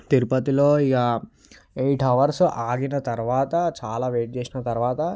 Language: Telugu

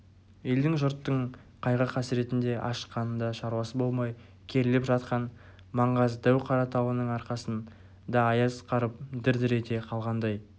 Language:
Kazakh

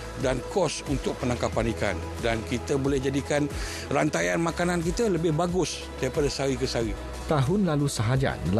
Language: Malay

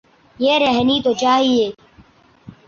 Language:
Urdu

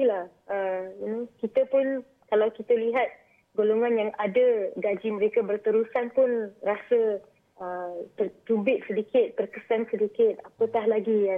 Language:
Malay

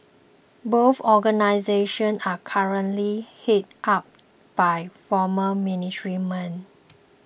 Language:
English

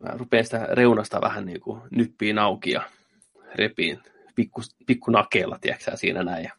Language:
Finnish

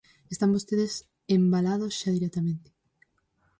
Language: Galician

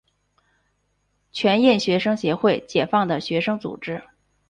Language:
Chinese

